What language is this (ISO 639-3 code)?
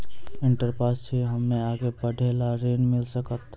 mai